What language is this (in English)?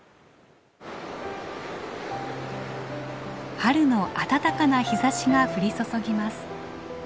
Japanese